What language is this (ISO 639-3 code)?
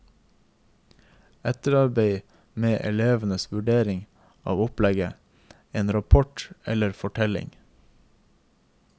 nor